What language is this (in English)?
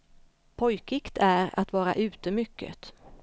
Swedish